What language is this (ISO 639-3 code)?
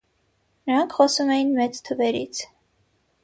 hye